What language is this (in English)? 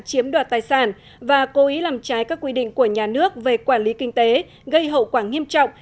Vietnamese